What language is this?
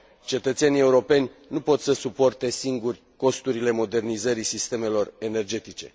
Romanian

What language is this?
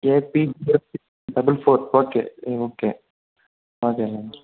Telugu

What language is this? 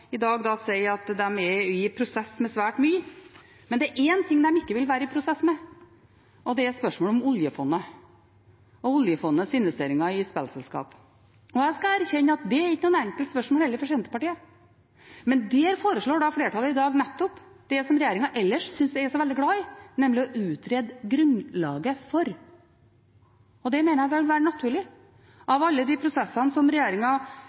Norwegian Bokmål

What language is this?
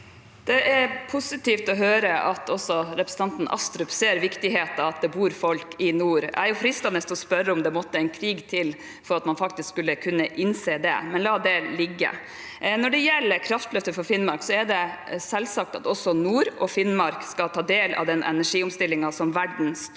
Norwegian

